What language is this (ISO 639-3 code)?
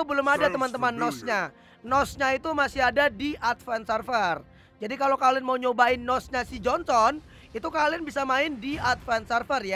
ind